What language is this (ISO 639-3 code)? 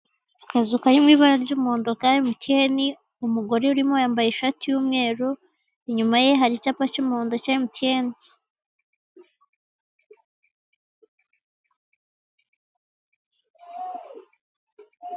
kin